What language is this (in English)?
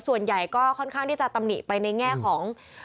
Thai